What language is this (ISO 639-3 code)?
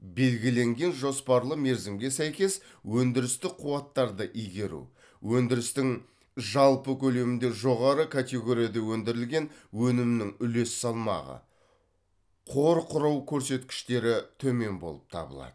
kaz